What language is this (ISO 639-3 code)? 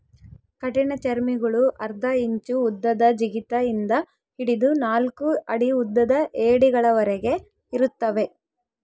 kan